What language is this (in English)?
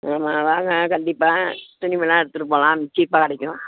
Tamil